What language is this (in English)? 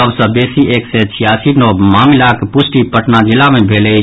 Maithili